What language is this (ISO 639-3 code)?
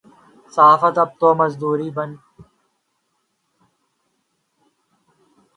urd